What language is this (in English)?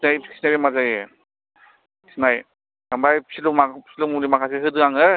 Bodo